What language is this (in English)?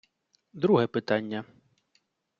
Ukrainian